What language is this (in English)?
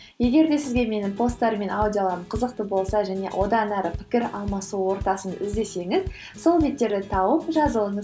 Kazakh